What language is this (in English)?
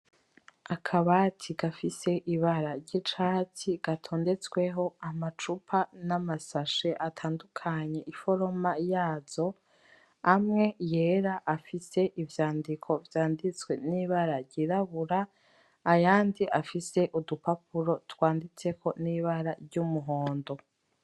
Rundi